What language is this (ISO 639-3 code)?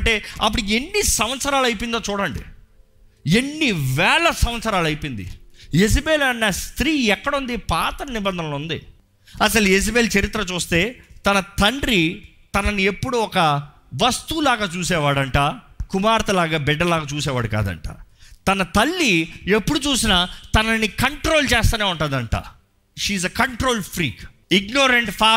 tel